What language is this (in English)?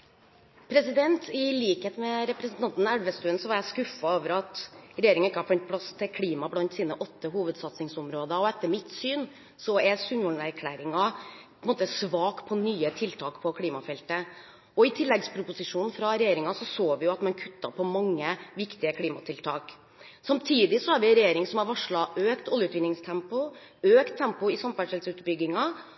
Norwegian Bokmål